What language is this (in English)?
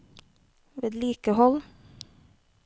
Norwegian